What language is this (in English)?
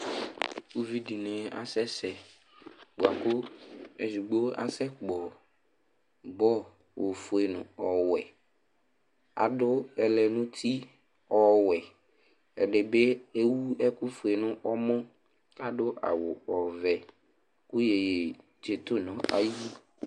Ikposo